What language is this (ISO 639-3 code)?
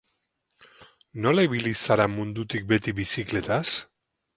eus